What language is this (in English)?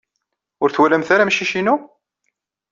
Kabyle